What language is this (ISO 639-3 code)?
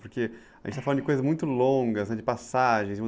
por